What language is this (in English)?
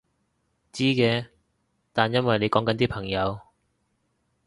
Cantonese